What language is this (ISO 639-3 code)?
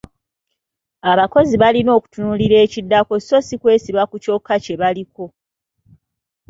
lug